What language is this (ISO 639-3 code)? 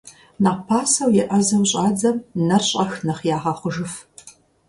kbd